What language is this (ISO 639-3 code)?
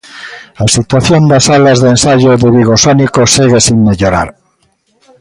glg